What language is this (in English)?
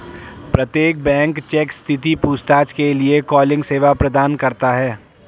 Hindi